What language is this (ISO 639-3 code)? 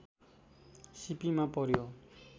nep